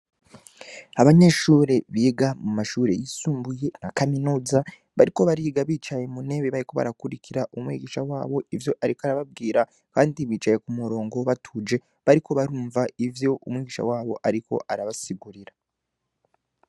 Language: Rundi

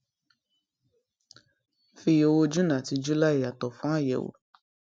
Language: Yoruba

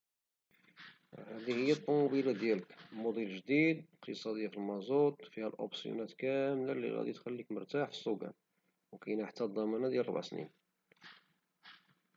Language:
Moroccan Arabic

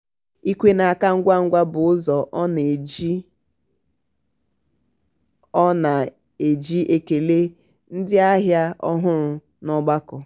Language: Igbo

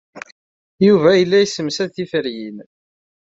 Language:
Kabyle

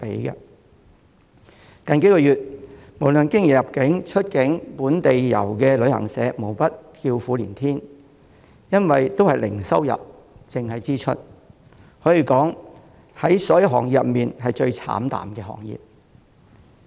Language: Cantonese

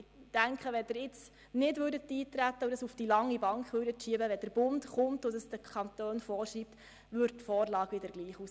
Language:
Swiss German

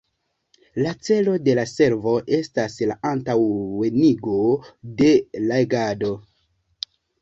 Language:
Esperanto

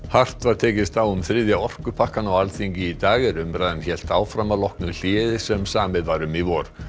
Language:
Icelandic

